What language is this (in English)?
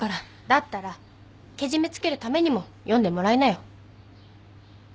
Japanese